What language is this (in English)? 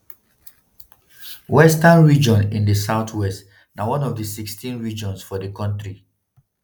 Nigerian Pidgin